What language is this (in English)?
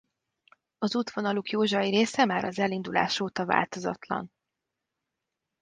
Hungarian